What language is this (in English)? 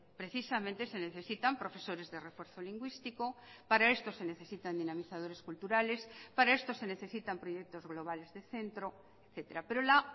Spanish